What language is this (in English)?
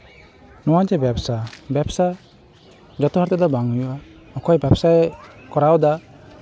Santali